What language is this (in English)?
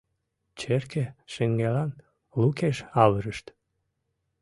Mari